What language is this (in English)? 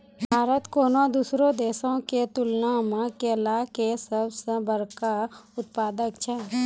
Maithili